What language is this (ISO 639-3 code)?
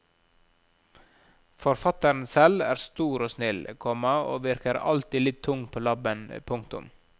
nor